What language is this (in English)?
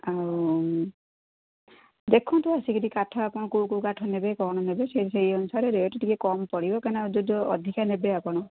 Odia